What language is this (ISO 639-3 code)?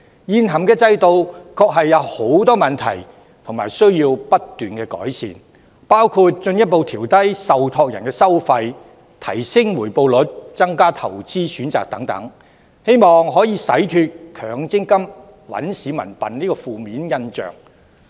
yue